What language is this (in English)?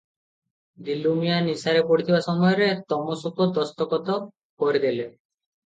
Odia